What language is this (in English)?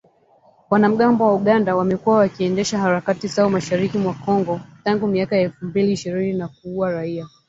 Swahili